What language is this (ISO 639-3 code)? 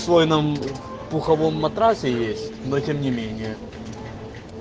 rus